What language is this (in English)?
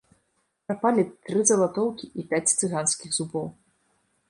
Belarusian